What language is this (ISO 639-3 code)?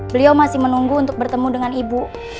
ind